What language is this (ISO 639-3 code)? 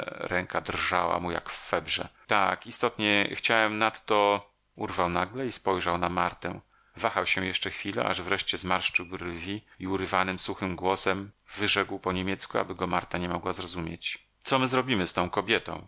pol